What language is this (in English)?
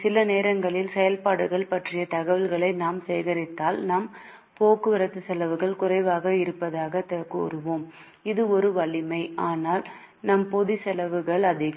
Tamil